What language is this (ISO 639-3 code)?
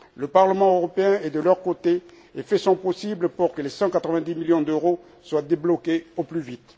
fra